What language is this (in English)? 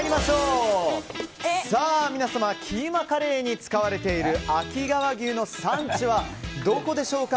Japanese